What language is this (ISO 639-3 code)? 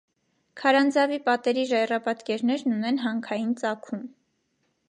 hye